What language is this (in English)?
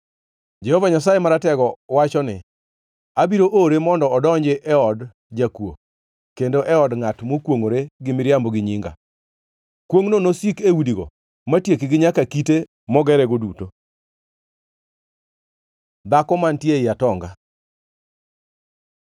Luo (Kenya and Tanzania)